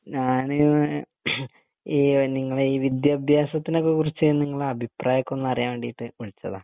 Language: Malayalam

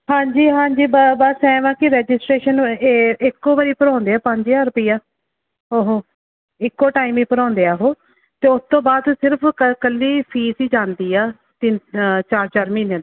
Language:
Punjabi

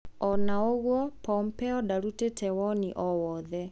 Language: Kikuyu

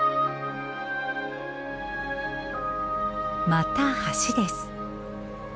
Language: Japanese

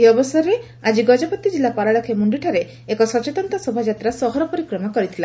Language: Odia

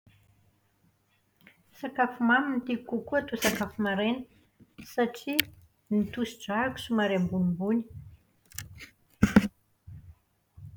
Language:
Malagasy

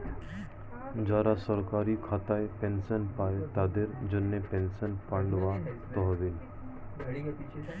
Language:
Bangla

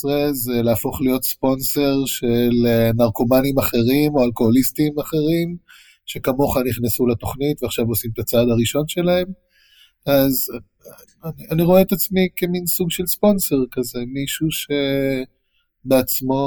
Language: Hebrew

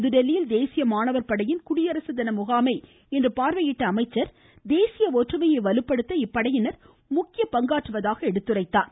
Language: Tamil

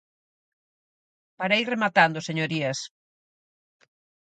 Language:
Galician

